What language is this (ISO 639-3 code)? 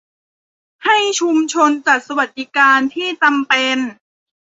tha